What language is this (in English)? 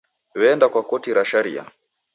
Taita